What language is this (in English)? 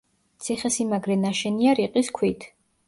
Georgian